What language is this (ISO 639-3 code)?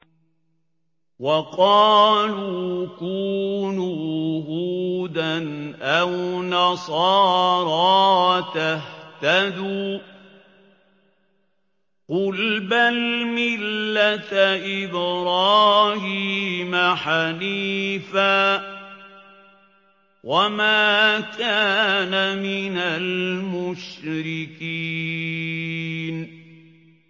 ara